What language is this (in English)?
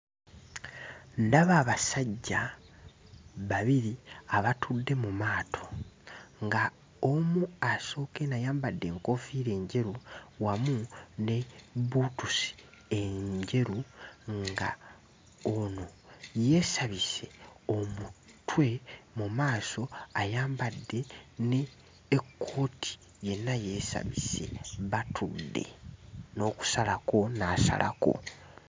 Ganda